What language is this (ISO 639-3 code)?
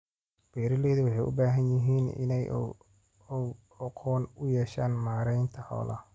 som